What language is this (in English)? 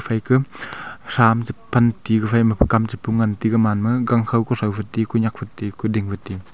Wancho Naga